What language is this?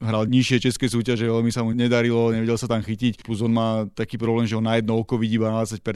Slovak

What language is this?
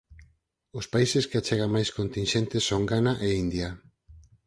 Galician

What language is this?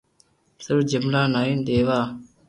Loarki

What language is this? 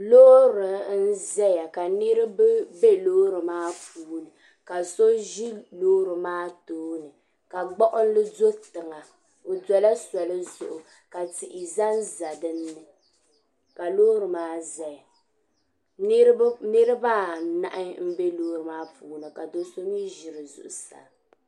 Dagbani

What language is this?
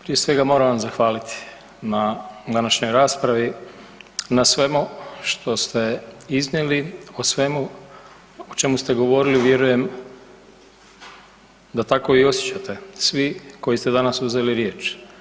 Croatian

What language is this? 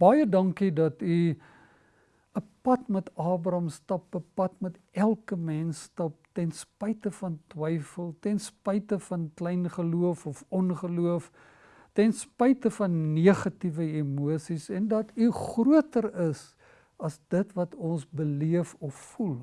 Dutch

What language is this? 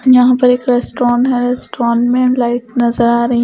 Hindi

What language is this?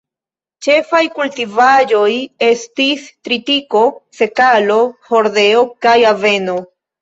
Esperanto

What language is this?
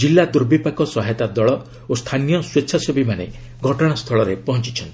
Odia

